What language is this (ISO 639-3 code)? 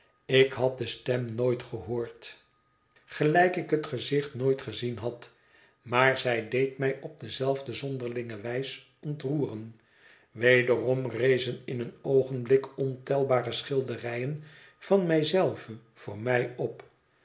nld